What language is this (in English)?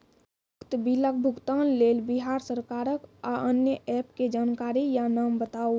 Maithili